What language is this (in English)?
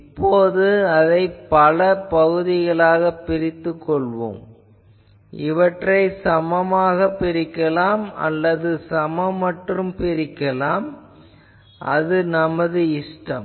Tamil